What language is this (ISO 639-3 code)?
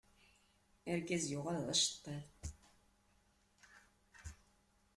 kab